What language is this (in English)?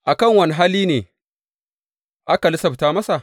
Hausa